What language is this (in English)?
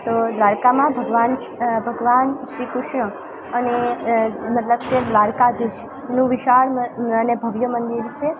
Gujarati